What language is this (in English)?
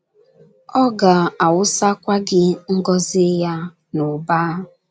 Igbo